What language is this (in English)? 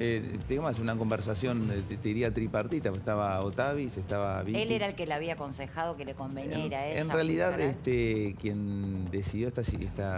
Spanish